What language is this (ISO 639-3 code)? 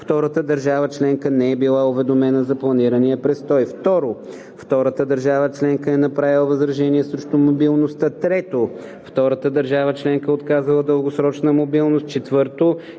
bul